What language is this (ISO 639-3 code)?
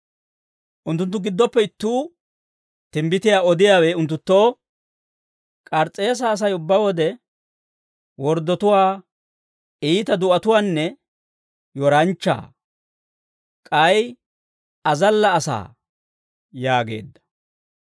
dwr